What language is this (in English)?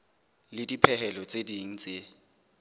Southern Sotho